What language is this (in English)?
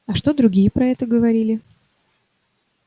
Russian